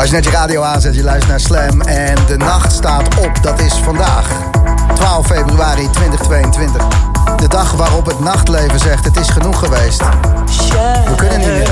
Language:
Dutch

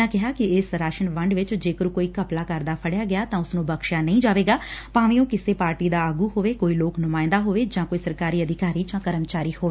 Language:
Punjabi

